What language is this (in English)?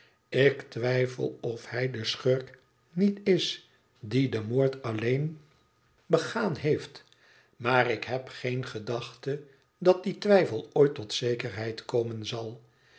Dutch